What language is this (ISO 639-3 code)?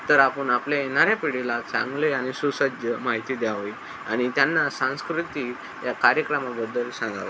mar